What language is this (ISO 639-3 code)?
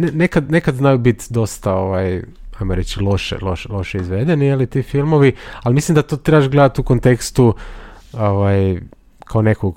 hrv